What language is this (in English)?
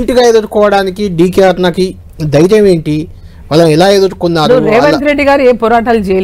Telugu